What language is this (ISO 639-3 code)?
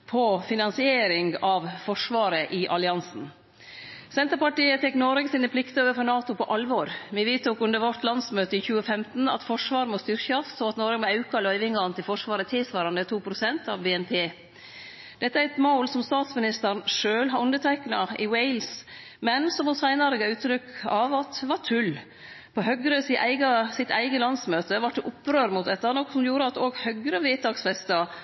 nno